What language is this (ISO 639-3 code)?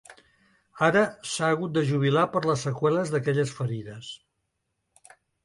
cat